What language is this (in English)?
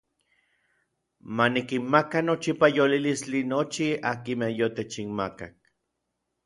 Orizaba Nahuatl